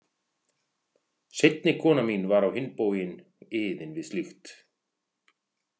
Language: Icelandic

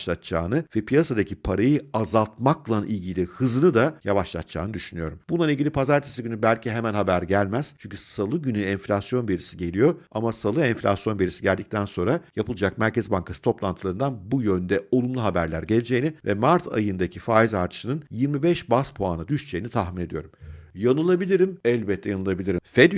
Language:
Turkish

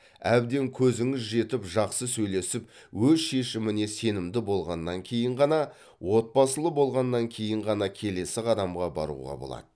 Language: Kazakh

